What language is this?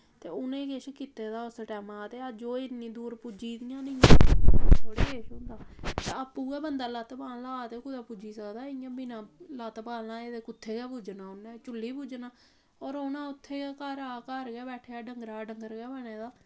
Dogri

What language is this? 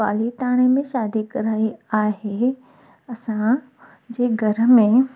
Sindhi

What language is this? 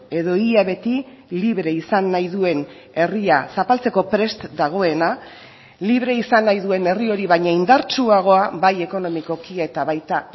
Basque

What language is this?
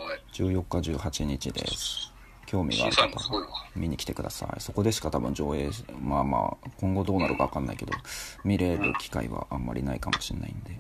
Japanese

